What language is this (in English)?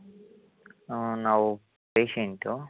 Kannada